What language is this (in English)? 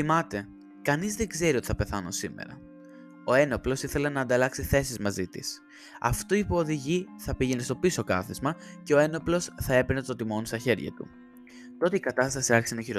Greek